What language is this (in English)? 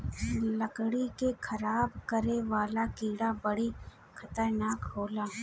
Bhojpuri